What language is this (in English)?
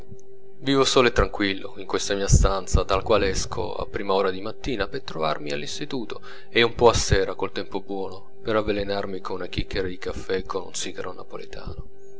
Italian